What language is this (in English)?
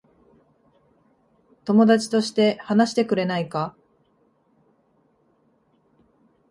Japanese